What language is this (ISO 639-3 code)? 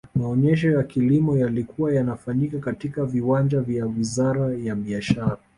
swa